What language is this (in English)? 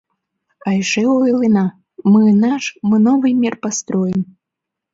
Mari